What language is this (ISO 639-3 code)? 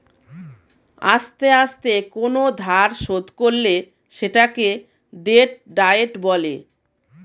ben